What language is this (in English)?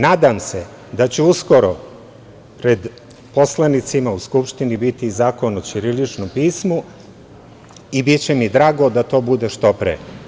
Serbian